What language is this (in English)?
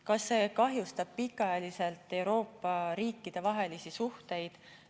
Estonian